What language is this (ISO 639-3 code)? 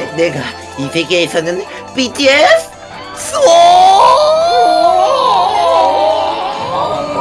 kor